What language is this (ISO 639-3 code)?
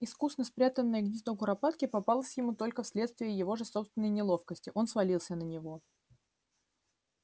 rus